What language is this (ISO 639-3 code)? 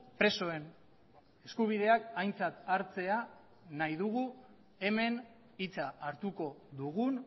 eus